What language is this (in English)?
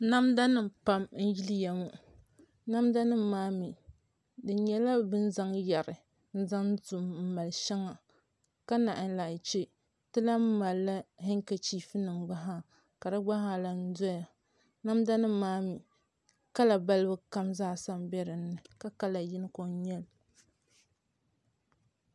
Dagbani